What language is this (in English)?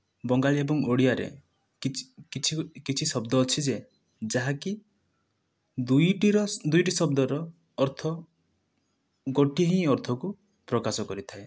Odia